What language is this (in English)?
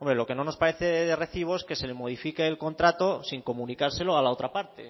Spanish